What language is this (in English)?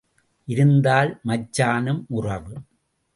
Tamil